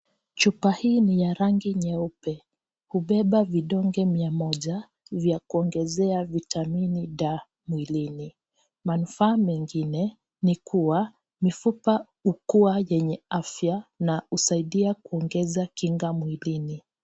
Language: Swahili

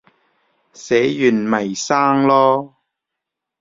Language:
Cantonese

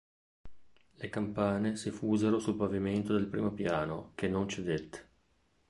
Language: Italian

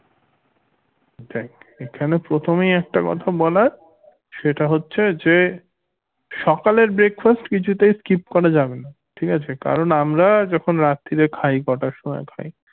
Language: Bangla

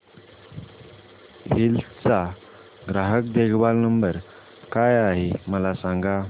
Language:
Marathi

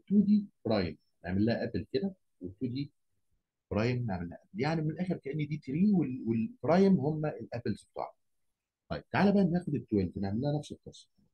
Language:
Arabic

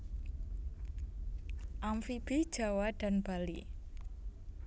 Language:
Javanese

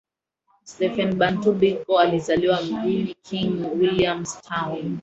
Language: Swahili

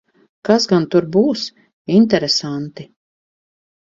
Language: Latvian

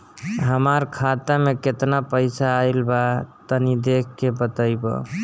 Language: Bhojpuri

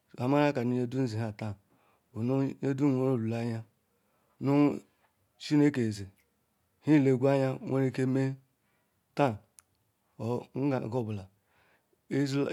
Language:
Ikwere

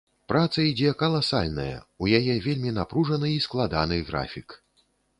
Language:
Belarusian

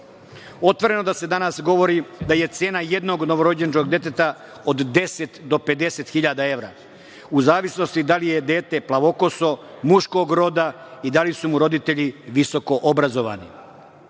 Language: Serbian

